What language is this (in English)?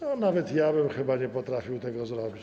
Polish